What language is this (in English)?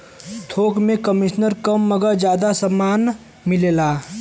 Bhojpuri